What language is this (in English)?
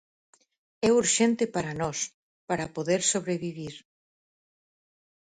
Galician